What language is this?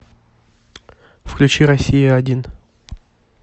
Russian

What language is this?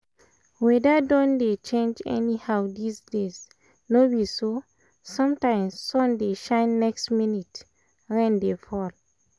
Nigerian Pidgin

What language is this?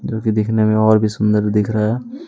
Hindi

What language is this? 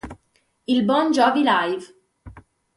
Italian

